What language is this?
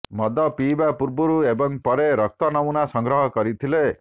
Odia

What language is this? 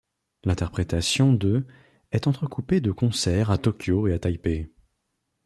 French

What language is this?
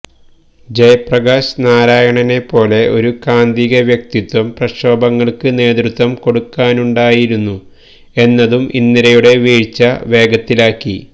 Malayalam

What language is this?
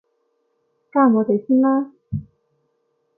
Cantonese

